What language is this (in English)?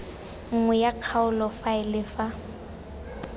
Tswana